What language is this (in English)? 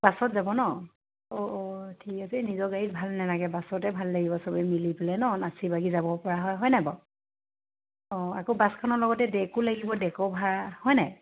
Assamese